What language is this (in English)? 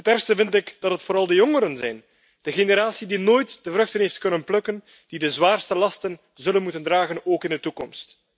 Dutch